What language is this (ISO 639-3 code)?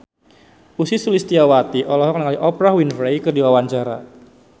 sun